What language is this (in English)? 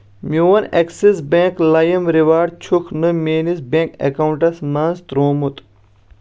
Kashmiri